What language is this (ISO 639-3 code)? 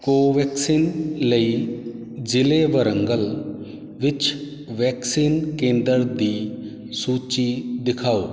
pan